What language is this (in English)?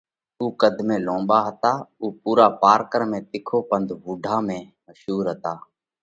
Parkari Koli